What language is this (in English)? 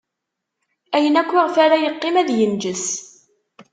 Kabyle